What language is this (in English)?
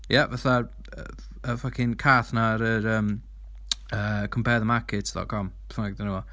Welsh